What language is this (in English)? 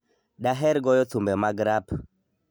Luo (Kenya and Tanzania)